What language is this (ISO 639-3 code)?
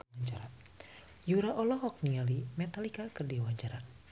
sun